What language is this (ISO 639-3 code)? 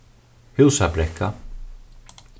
fao